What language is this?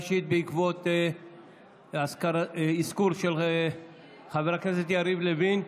Hebrew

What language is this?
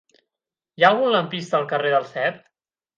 Catalan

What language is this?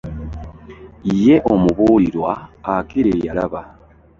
Ganda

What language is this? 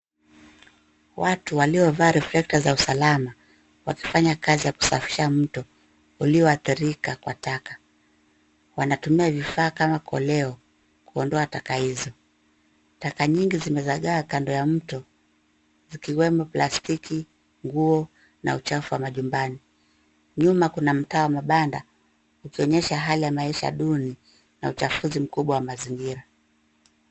Swahili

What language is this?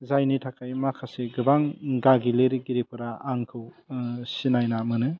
Bodo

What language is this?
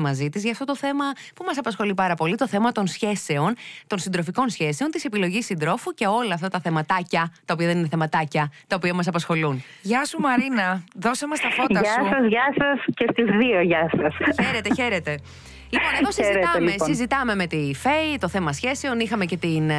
Greek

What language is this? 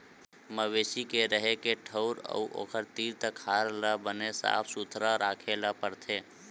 Chhattisgarhi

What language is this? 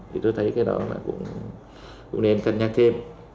Vietnamese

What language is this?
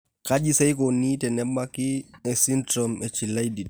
Masai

